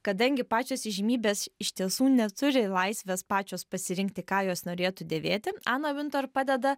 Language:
Lithuanian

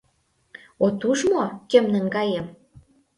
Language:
Mari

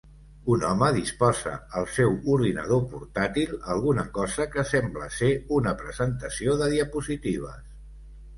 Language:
Catalan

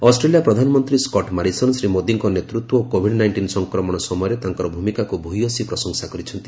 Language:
Odia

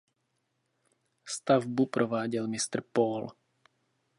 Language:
Czech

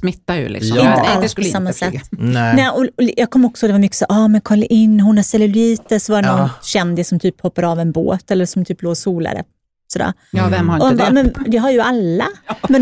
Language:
Swedish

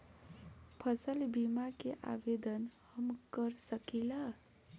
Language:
Bhojpuri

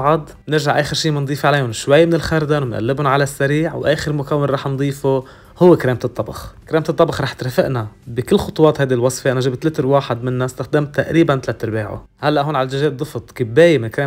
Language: Arabic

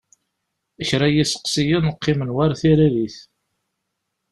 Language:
Kabyle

